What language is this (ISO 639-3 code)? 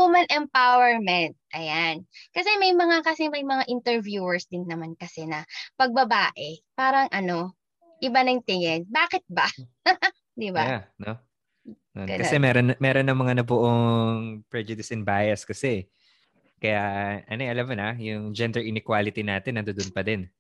fil